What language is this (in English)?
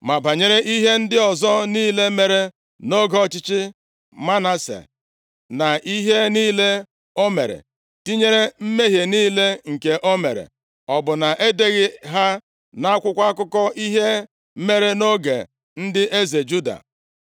Igbo